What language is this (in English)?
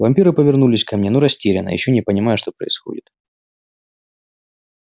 Russian